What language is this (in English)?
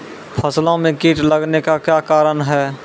Maithili